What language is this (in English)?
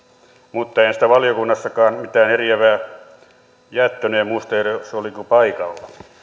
Finnish